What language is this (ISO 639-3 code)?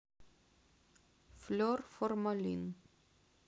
rus